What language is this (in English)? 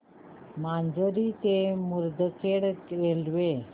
Marathi